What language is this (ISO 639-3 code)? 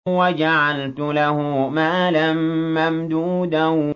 ara